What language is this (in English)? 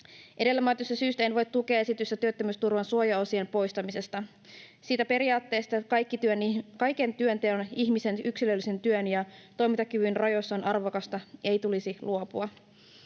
Finnish